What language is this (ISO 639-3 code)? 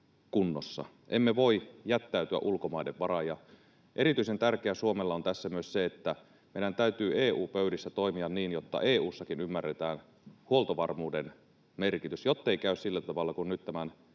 fin